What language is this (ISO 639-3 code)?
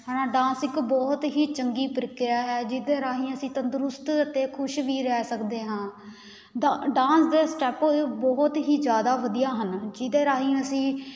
pan